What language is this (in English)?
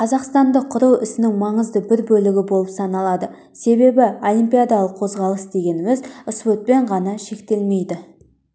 Kazakh